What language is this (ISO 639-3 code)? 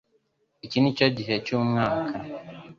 kin